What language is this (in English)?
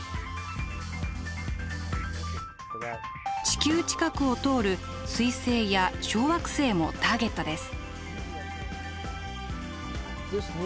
Japanese